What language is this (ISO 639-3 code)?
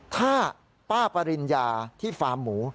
tha